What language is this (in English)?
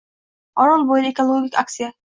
Uzbek